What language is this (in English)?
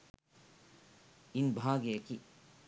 Sinhala